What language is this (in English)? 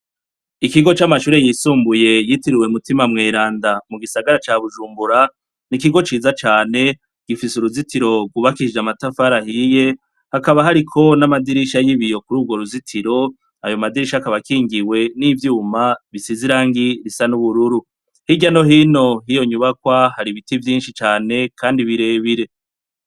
Rundi